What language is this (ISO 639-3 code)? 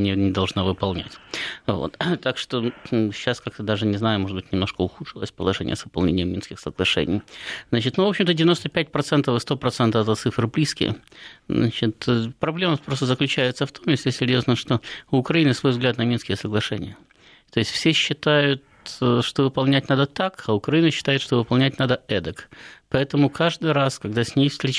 rus